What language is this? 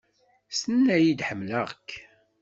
Kabyle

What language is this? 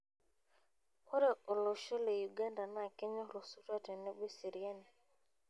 Masai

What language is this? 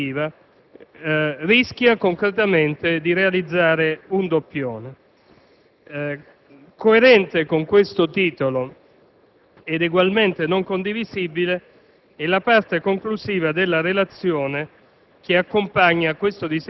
Italian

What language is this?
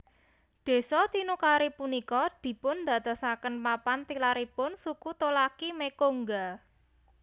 Javanese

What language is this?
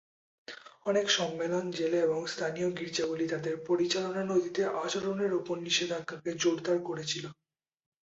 Bangla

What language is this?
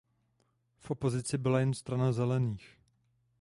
Czech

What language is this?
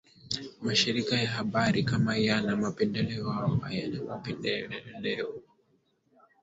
Swahili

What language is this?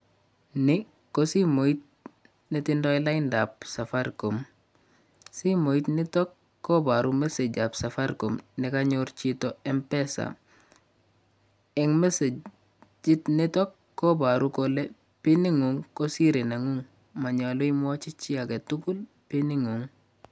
Kalenjin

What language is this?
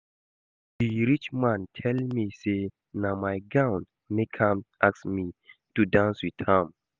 Nigerian Pidgin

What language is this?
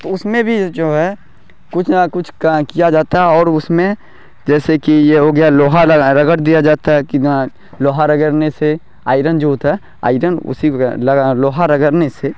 Urdu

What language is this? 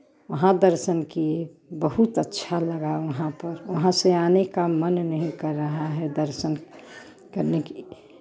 Hindi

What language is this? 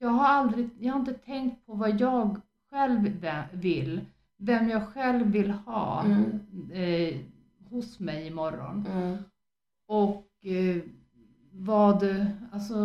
Swedish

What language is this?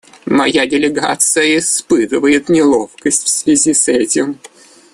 Russian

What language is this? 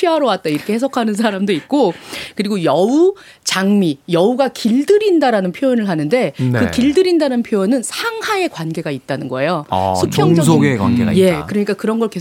Korean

